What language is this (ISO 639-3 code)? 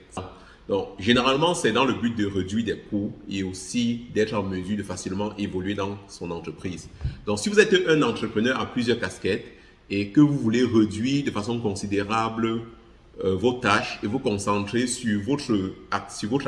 fra